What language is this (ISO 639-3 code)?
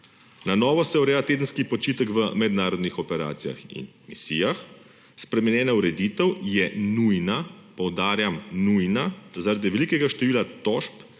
slv